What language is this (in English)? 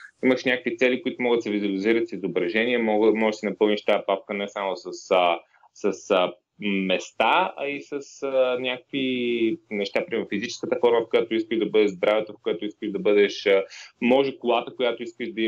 Bulgarian